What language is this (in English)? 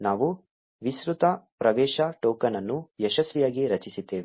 Kannada